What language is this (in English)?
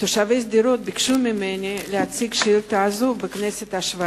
Hebrew